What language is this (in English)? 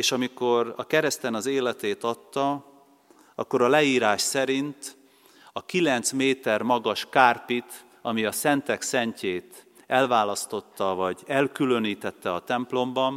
Hungarian